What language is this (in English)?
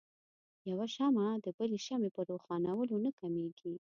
Pashto